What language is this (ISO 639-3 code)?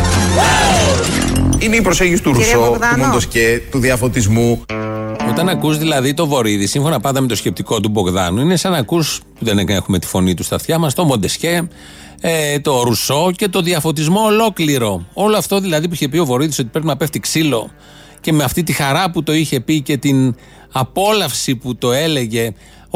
ell